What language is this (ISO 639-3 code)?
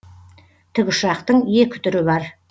kaz